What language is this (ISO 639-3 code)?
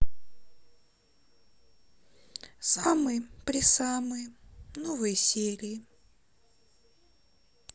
rus